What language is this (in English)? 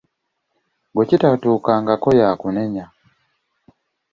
Ganda